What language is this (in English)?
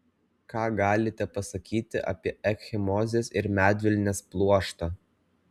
Lithuanian